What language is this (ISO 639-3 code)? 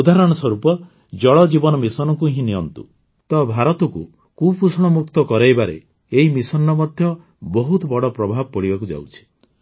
ori